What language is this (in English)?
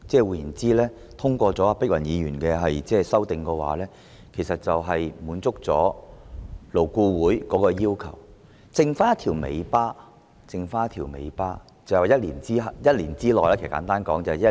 Cantonese